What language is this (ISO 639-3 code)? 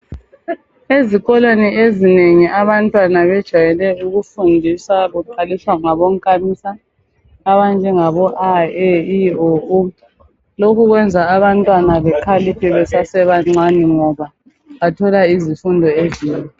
nde